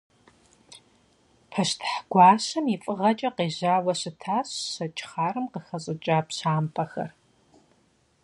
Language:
Kabardian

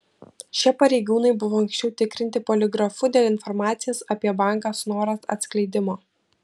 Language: Lithuanian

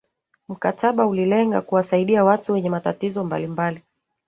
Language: Swahili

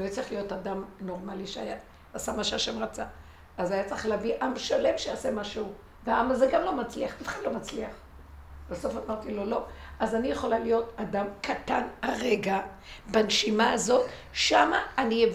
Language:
Hebrew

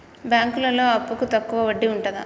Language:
Telugu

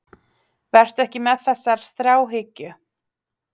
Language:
Icelandic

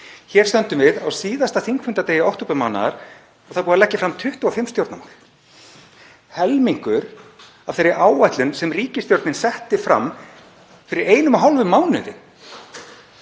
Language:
Icelandic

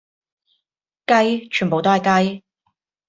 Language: Cantonese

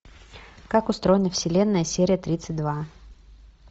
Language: Russian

